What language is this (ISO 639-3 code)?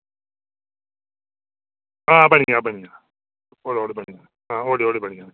doi